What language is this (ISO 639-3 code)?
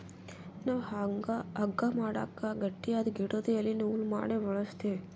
kan